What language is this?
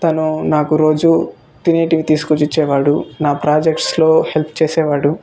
Telugu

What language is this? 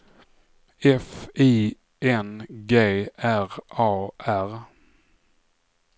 Swedish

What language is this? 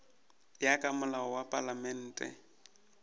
Northern Sotho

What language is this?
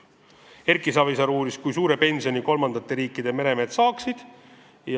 Estonian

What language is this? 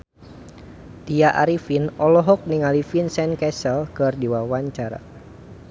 Sundanese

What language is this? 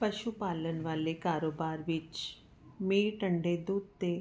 Punjabi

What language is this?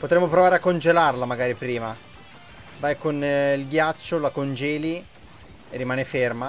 Italian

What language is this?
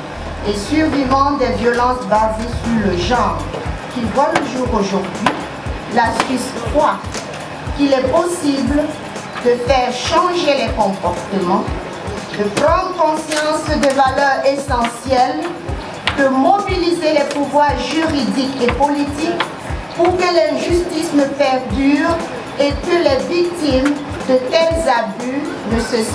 French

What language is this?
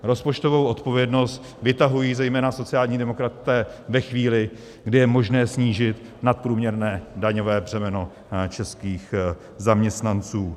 Czech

